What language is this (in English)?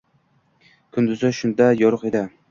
Uzbek